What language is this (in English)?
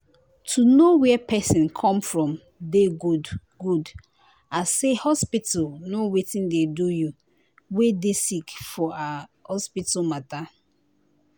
Nigerian Pidgin